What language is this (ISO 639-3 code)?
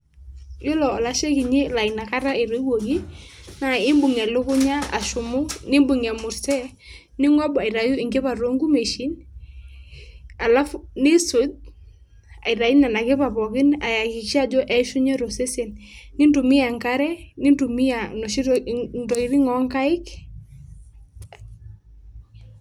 mas